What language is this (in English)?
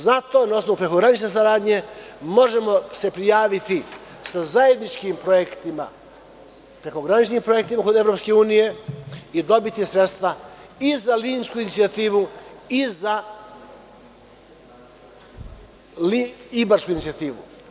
Serbian